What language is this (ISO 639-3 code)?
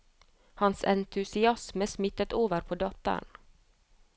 nor